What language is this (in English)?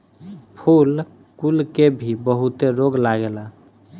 Bhojpuri